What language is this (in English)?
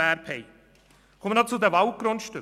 Swiss German